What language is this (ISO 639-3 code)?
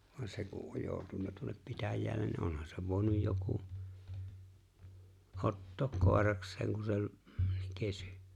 fin